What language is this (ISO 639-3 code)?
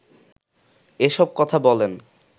ben